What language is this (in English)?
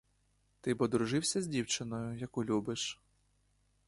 Ukrainian